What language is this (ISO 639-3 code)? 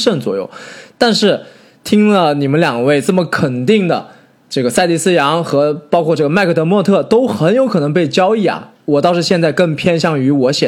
zho